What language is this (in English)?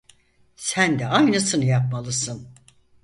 Turkish